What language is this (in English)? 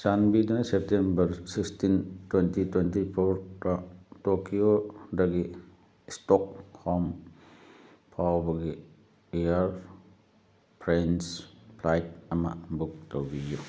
Manipuri